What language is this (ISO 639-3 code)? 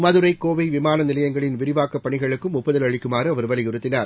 tam